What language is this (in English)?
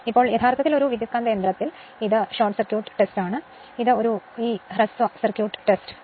Malayalam